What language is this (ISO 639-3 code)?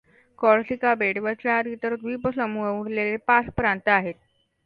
mar